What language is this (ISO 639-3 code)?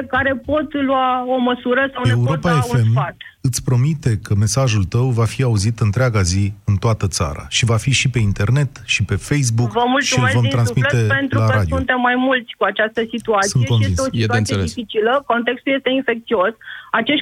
ron